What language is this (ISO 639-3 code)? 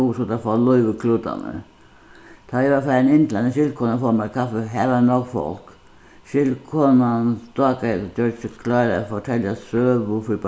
fao